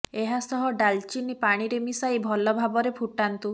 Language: Odia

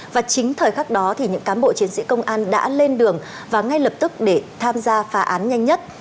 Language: Vietnamese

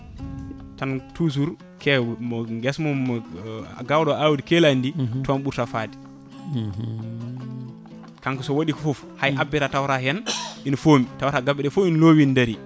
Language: Fula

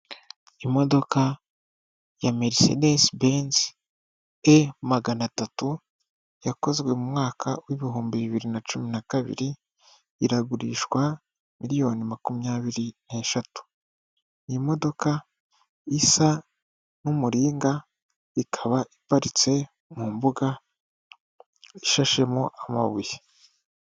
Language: Kinyarwanda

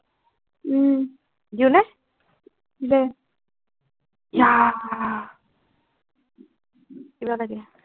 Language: Assamese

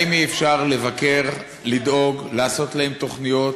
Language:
Hebrew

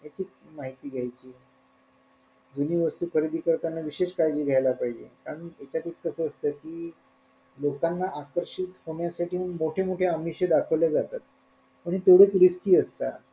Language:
Marathi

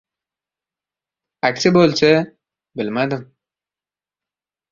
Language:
Uzbek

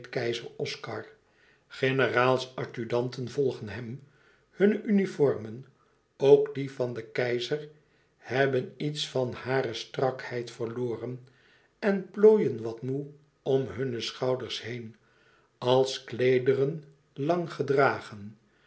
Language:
Dutch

